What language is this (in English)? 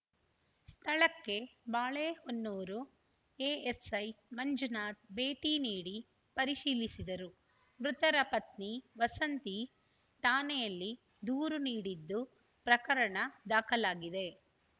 Kannada